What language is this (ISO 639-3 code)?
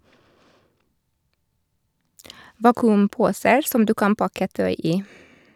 nor